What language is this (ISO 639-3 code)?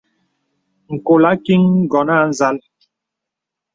beb